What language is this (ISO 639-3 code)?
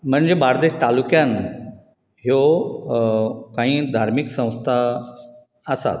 kok